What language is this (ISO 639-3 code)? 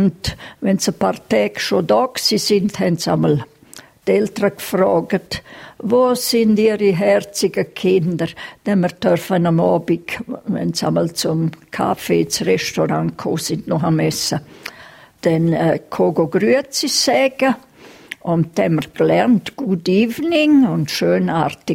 deu